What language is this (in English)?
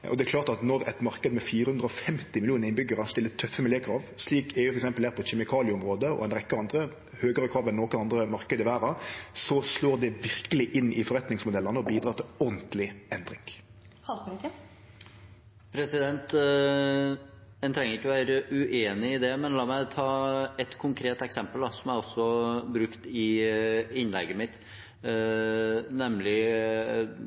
Norwegian